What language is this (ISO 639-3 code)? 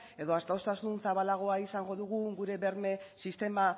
eus